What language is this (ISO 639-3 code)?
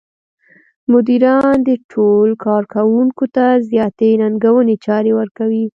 pus